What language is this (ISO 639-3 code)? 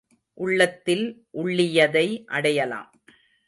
tam